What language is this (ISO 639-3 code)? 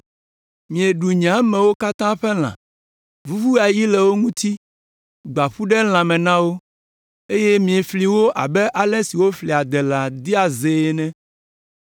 ewe